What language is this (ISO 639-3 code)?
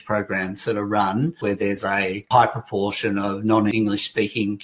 ind